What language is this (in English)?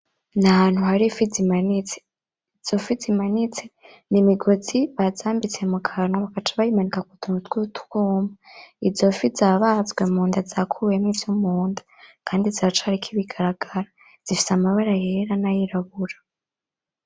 Rundi